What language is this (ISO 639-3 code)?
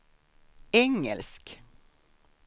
swe